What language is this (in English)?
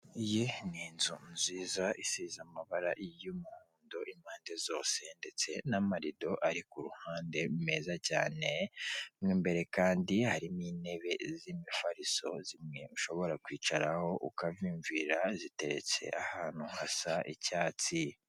Kinyarwanda